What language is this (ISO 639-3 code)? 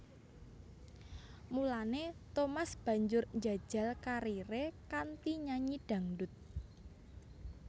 jav